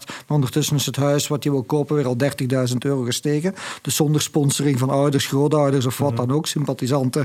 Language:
Dutch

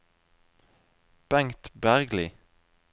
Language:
Norwegian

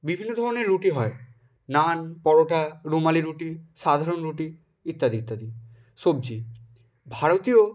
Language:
Bangla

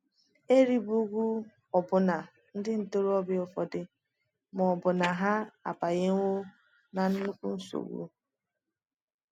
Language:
Igbo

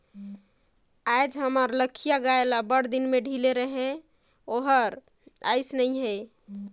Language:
Chhattisgarhi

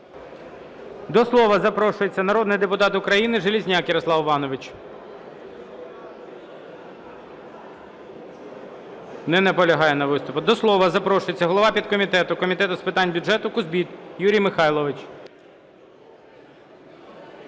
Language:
Ukrainian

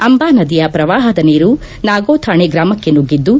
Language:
Kannada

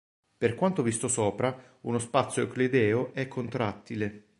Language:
Italian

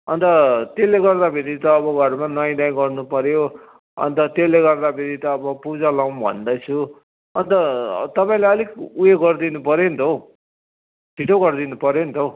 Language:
Nepali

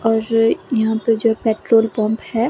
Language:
Hindi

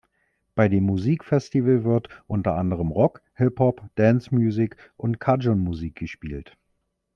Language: German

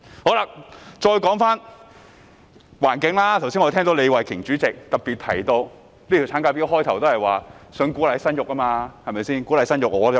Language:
Cantonese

